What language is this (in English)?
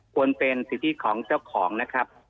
Thai